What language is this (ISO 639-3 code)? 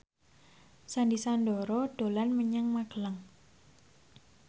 jav